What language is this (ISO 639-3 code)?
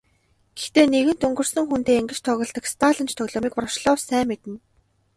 mon